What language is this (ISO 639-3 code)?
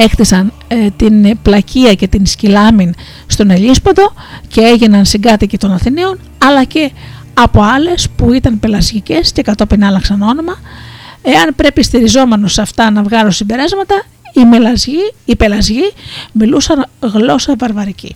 ell